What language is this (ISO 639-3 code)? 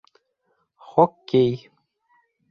bak